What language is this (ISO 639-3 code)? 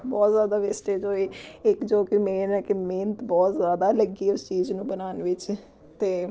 pan